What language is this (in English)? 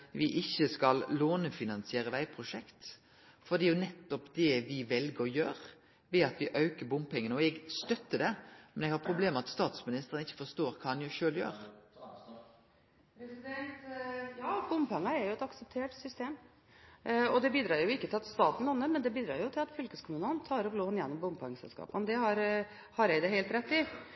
Norwegian